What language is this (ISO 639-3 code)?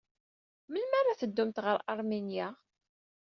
kab